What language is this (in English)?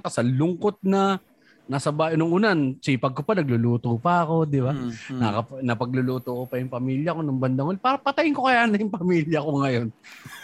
Filipino